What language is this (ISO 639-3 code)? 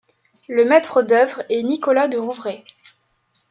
fra